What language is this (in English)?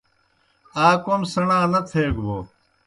Kohistani Shina